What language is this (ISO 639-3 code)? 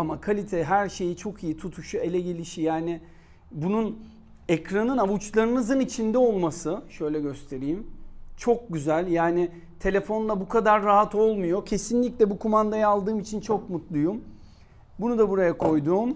tur